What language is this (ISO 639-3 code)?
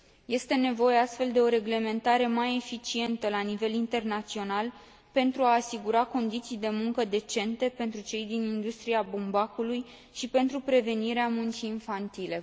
ron